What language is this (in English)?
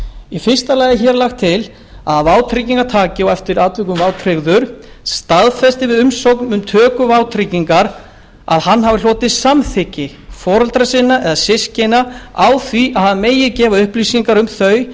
Icelandic